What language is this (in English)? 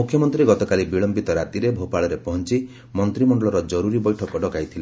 Odia